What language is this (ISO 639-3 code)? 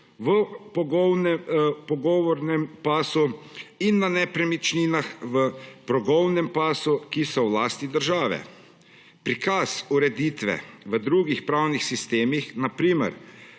slv